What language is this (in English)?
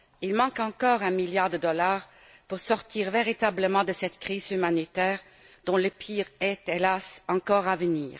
French